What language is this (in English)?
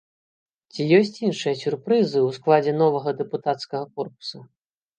Belarusian